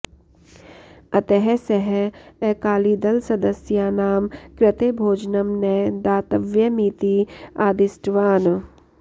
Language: Sanskrit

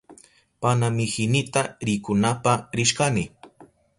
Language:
Southern Pastaza Quechua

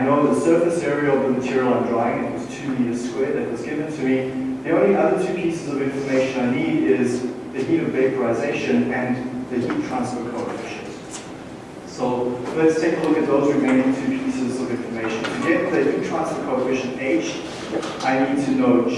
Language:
English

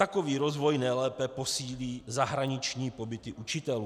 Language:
Czech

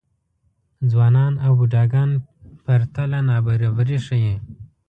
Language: Pashto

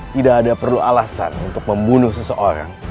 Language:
Indonesian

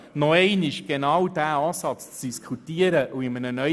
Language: Swiss German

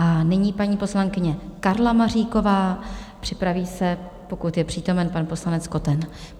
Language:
Czech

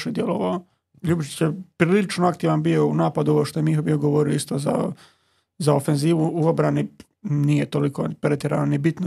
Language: Croatian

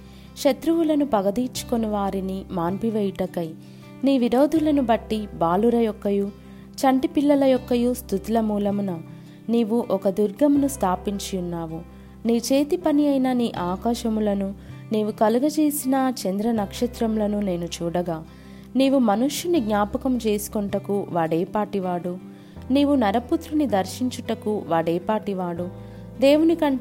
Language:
Telugu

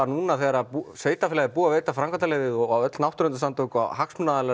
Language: Icelandic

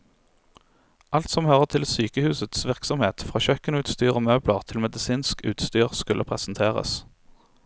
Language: Norwegian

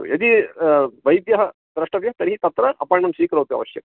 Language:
Sanskrit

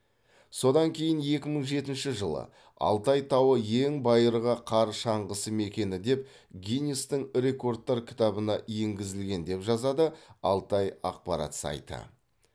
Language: Kazakh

